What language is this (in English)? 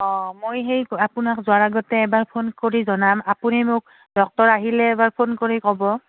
Assamese